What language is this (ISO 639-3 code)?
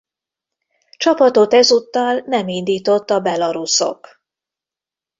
hun